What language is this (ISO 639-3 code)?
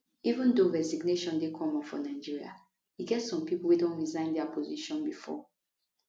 pcm